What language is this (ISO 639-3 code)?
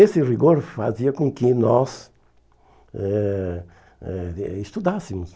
por